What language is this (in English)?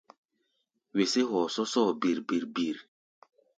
Gbaya